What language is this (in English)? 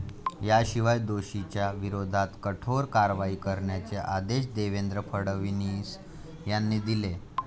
Marathi